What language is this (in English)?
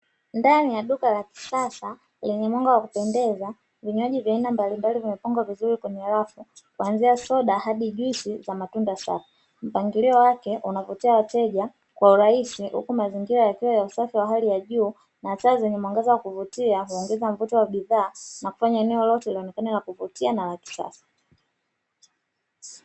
Swahili